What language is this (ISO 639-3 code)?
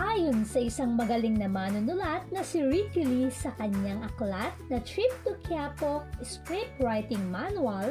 fil